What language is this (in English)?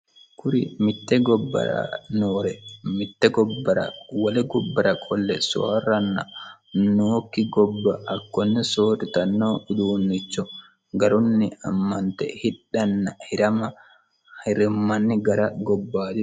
Sidamo